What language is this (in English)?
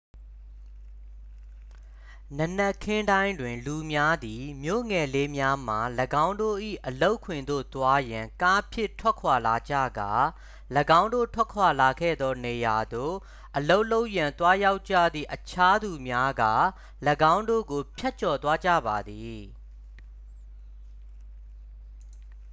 Burmese